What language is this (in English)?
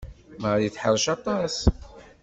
Kabyle